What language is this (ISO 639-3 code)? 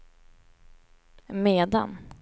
swe